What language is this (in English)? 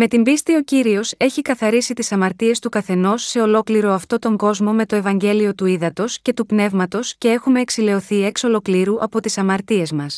Greek